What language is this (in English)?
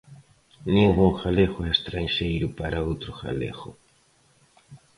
Galician